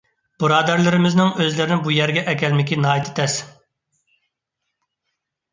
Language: Uyghur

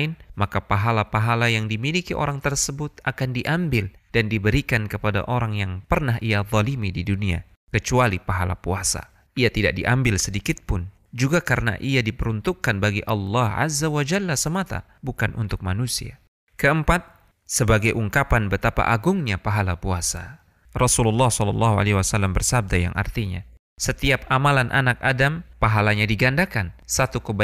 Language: Indonesian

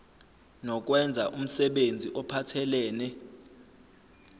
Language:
Zulu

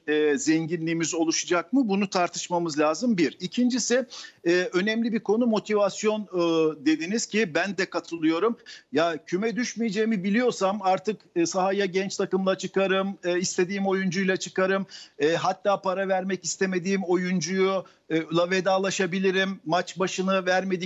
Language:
Turkish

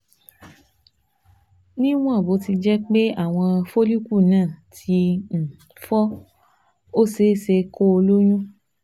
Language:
Yoruba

